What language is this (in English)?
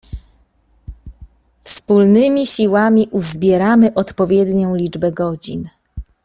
Polish